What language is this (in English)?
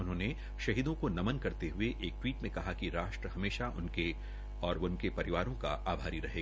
Hindi